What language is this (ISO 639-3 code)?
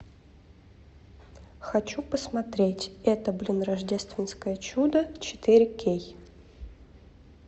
rus